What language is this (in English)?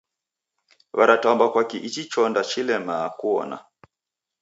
Taita